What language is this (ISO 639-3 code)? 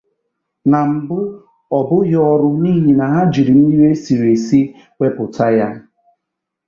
ibo